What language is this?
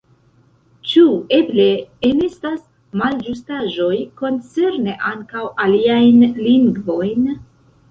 Esperanto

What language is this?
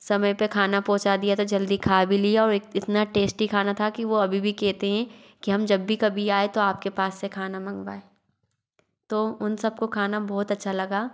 Hindi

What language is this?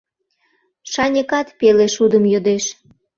Mari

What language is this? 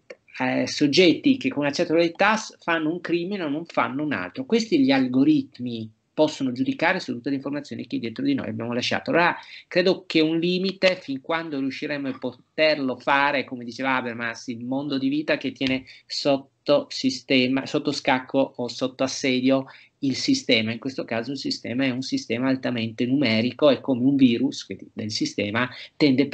Italian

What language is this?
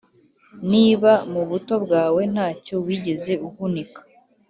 Kinyarwanda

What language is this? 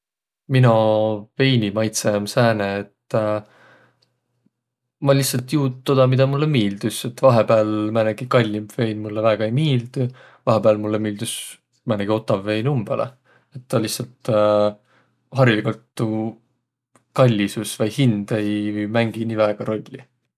Võro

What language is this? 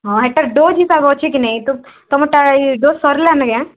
Odia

